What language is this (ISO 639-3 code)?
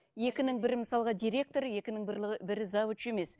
kaz